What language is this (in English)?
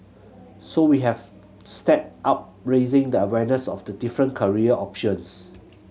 English